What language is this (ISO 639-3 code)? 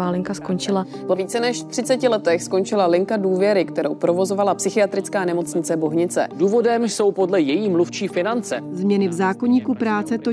ces